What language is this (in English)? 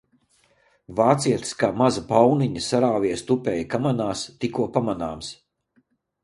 Latvian